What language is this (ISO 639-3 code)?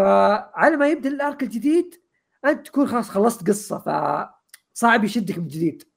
ara